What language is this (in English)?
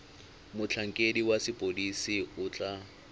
Tswana